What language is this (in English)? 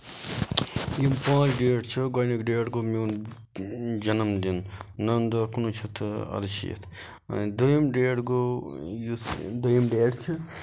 Kashmiri